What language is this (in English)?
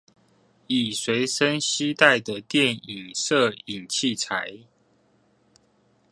Chinese